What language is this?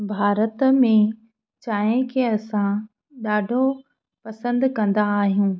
Sindhi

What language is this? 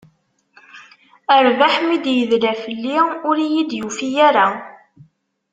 Kabyle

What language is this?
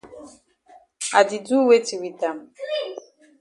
Cameroon Pidgin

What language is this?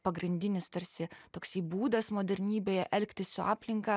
Lithuanian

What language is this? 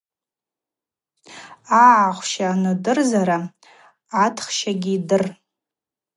Abaza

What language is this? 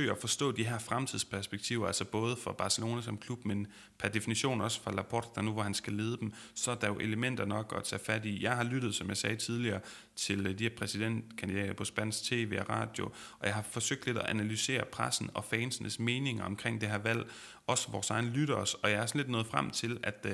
Danish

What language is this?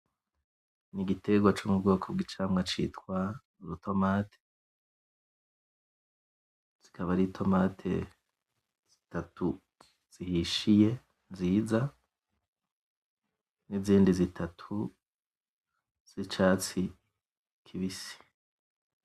Rundi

